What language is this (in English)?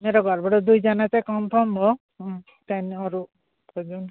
Nepali